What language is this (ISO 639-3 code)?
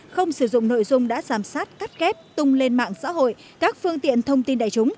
vie